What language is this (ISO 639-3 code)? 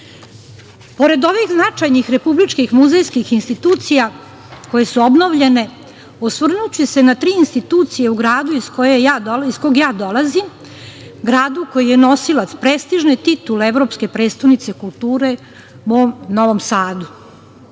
srp